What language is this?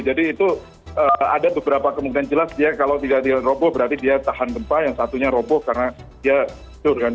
Indonesian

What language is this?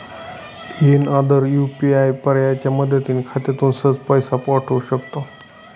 Marathi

